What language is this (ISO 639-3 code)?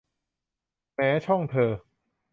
tha